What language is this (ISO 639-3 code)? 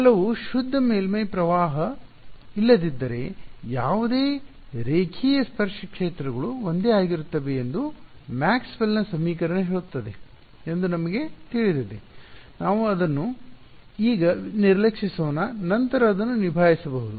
kan